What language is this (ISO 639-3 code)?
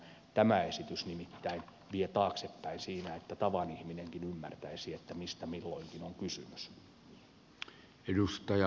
fin